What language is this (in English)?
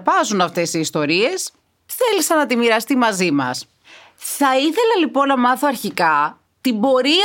Greek